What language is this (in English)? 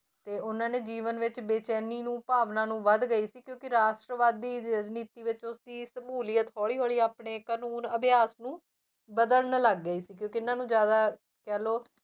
Punjabi